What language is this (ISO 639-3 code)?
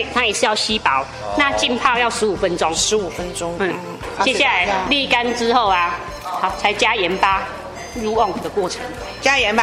zho